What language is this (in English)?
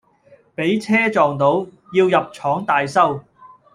Cantonese